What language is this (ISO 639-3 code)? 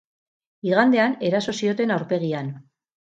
eus